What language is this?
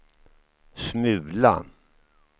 Swedish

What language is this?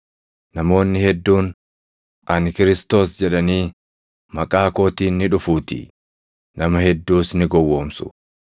Oromo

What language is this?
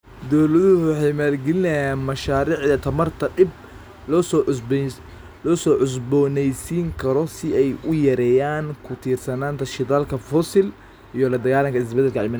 Somali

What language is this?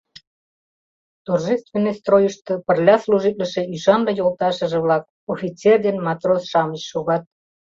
Mari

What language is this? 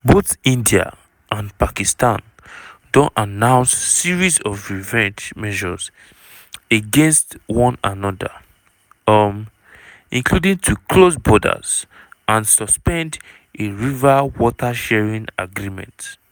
Nigerian Pidgin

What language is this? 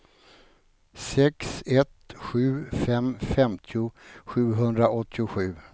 Swedish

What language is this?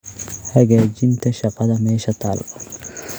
Somali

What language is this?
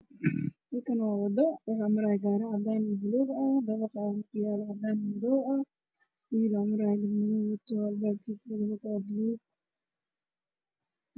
Somali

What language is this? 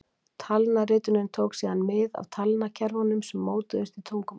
Icelandic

